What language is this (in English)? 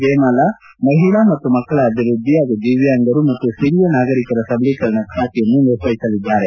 Kannada